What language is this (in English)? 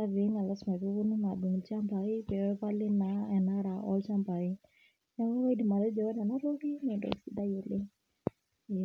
Masai